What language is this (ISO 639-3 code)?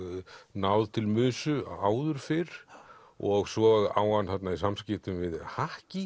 isl